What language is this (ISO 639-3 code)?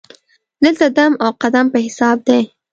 pus